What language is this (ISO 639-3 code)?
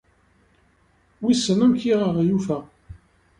kab